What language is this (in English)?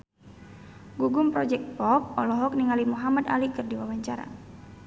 Sundanese